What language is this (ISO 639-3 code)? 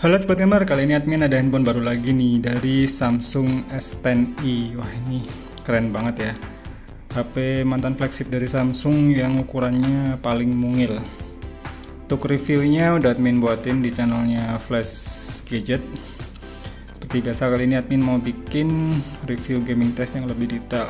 ind